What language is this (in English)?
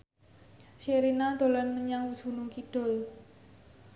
Javanese